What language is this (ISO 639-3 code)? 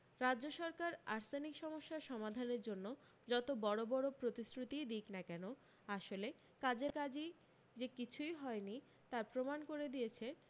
ben